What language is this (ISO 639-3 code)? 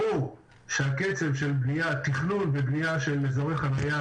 heb